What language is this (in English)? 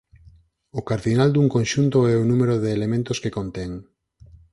Galician